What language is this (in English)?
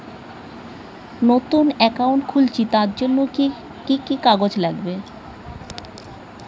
Bangla